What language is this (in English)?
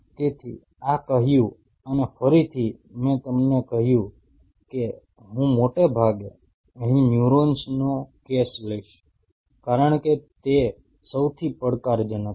Gujarati